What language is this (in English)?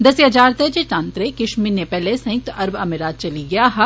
Dogri